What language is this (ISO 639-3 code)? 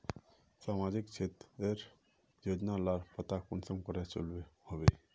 mag